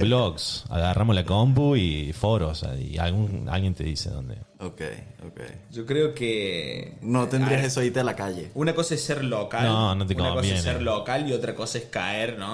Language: Spanish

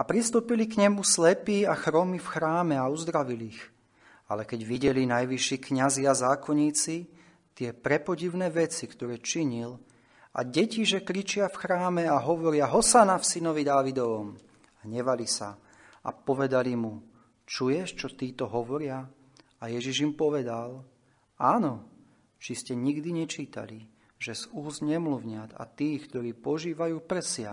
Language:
Slovak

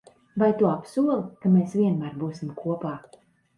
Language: Latvian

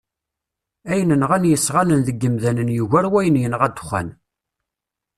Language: Kabyle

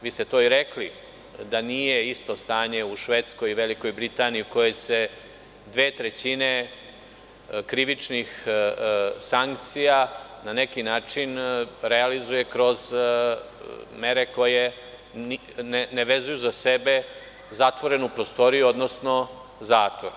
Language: Serbian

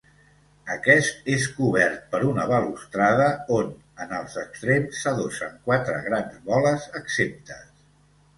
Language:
Catalan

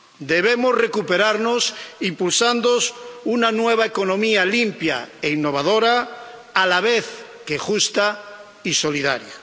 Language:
Spanish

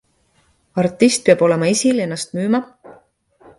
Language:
Estonian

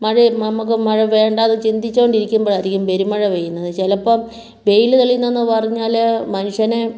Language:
Malayalam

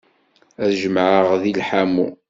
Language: Kabyle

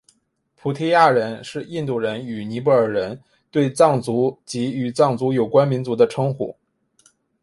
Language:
Chinese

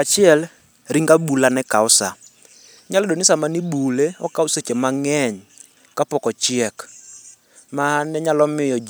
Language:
Luo (Kenya and Tanzania)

